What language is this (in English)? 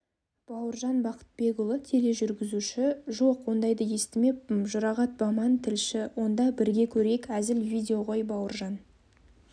Kazakh